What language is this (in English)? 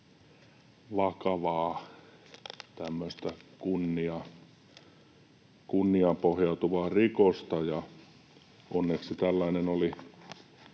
Finnish